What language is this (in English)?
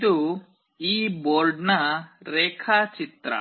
Kannada